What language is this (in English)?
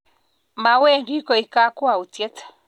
Kalenjin